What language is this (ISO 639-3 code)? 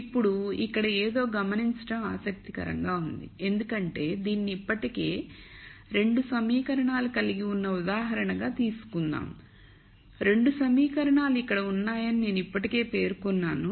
tel